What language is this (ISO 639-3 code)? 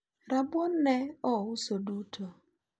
luo